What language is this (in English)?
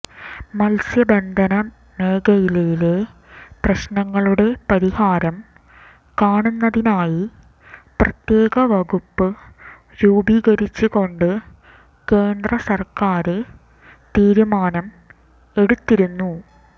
Malayalam